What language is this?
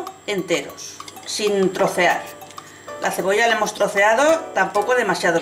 Spanish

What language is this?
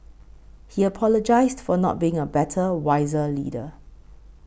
English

